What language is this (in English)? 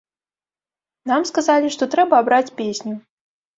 Belarusian